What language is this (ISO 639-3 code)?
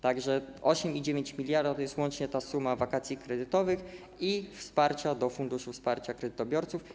pol